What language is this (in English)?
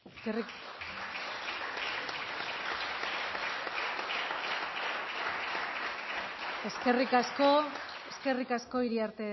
Basque